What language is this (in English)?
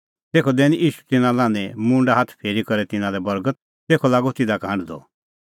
Kullu Pahari